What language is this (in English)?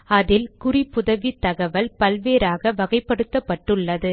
Tamil